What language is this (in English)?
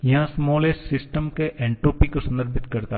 Hindi